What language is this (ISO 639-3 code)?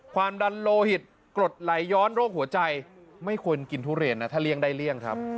tha